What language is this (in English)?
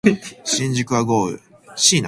Japanese